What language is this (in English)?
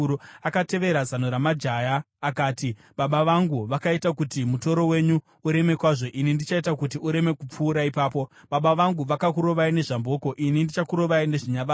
Shona